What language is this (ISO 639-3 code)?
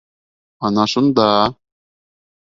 bak